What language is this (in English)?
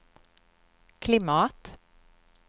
Swedish